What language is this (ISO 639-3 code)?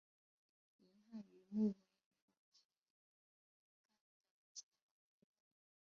zho